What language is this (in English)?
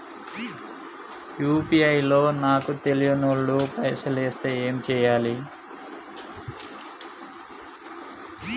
Telugu